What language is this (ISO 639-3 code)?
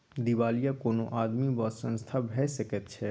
mai